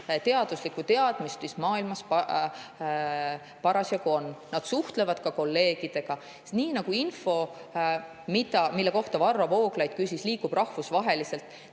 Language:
Estonian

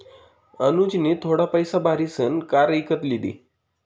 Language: Marathi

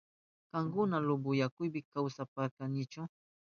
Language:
Southern Pastaza Quechua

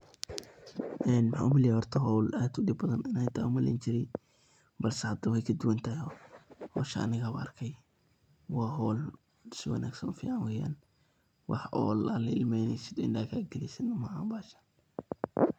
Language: Somali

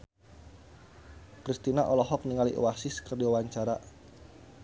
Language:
Sundanese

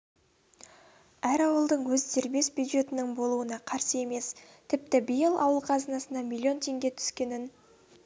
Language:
Kazakh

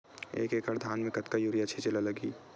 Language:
Chhattisgarhi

